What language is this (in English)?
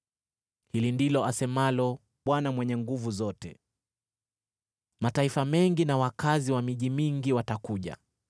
Swahili